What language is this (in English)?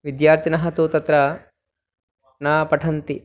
Sanskrit